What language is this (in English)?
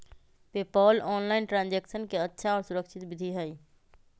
Magahi